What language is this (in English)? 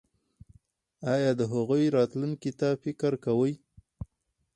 Pashto